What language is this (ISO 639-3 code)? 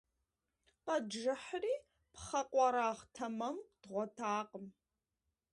kbd